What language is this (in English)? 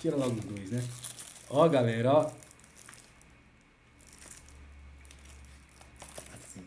Portuguese